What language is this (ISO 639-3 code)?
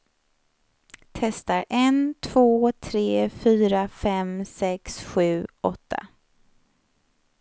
swe